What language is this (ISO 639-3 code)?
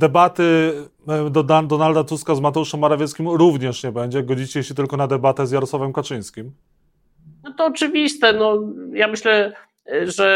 pol